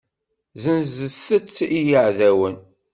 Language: Kabyle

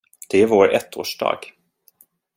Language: Swedish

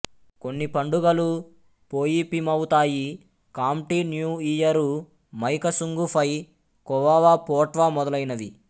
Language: Telugu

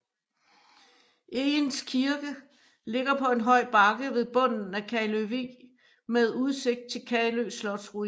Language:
Danish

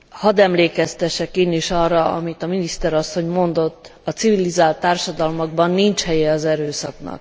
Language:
Hungarian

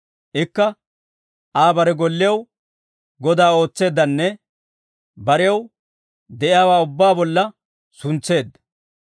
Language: Dawro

